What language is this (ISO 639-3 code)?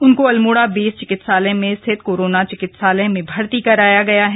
hin